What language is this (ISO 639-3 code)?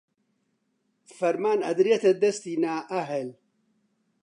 ckb